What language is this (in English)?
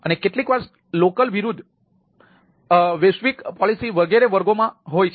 Gujarati